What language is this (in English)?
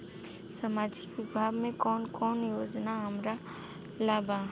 Bhojpuri